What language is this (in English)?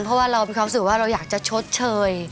Thai